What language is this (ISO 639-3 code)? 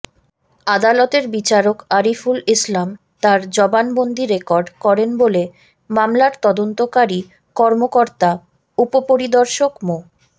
ben